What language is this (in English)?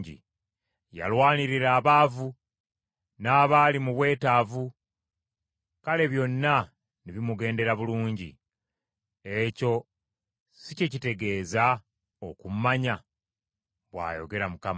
Ganda